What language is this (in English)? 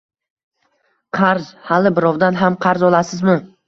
Uzbek